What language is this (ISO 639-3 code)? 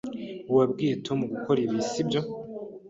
kin